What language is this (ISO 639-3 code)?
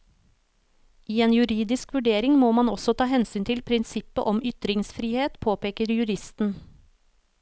nor